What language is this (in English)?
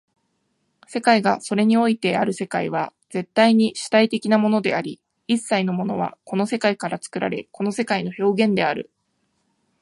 Japanese